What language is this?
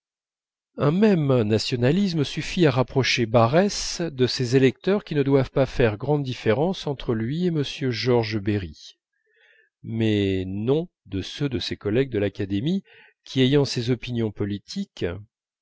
French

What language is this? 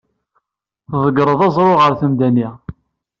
Kabyle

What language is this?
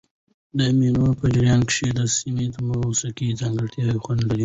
Pashto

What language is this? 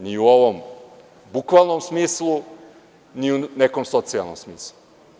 Serbian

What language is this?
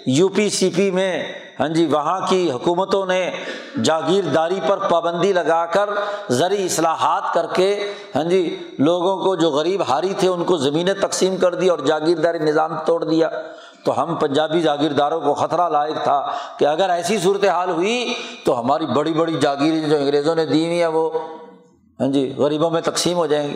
Urdu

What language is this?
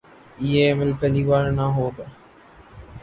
Urdu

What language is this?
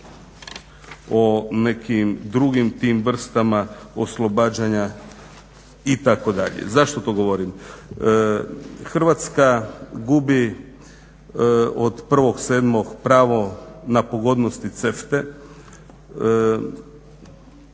Croatian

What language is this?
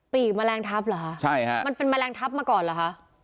Thai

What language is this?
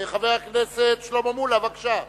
Hebrew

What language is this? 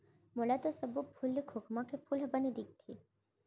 Chhattisgarhi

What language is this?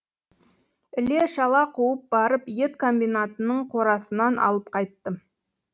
Kazakh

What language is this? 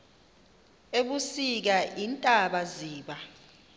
Xhosa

